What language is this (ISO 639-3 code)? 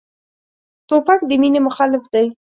pus